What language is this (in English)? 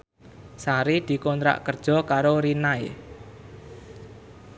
Javanese